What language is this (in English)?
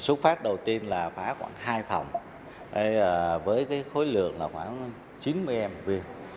Vietnamese